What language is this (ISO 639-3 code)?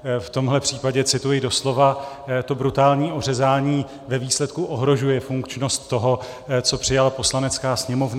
ces